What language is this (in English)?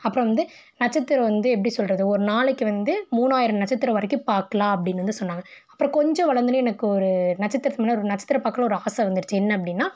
Tamil